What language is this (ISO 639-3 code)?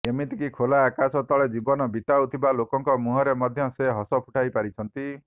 ori